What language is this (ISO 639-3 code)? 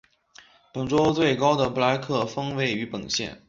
zho